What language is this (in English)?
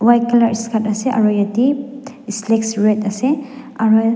Naga Pidgin